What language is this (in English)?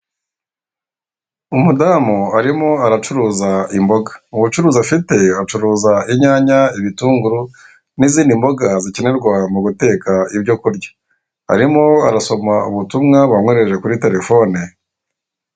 Kinyarwanda